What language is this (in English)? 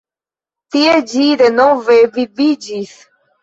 Esperanto